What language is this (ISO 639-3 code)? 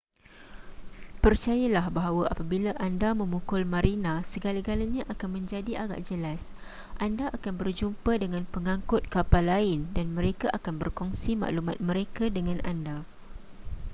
msa